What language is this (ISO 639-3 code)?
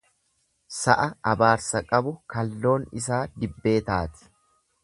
orm